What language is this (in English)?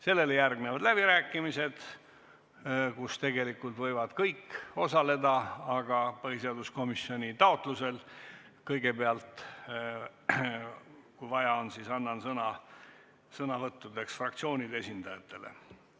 Estonian